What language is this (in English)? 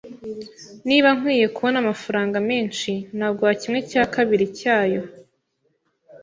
Kinyarwanda